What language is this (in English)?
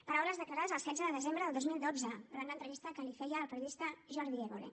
Catalan